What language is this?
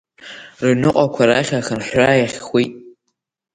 Abkhazian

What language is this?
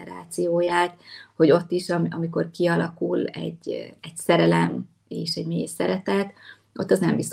Hungarian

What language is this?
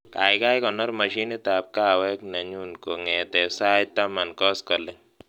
Kalenjin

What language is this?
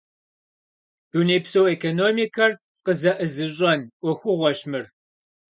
Kabardian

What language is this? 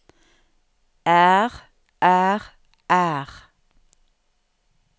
Norwegian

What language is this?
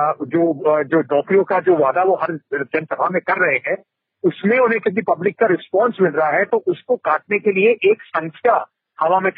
Hindi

